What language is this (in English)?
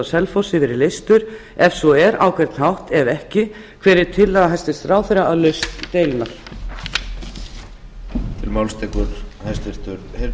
Icelandic